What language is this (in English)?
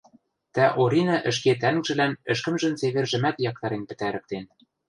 Western Mari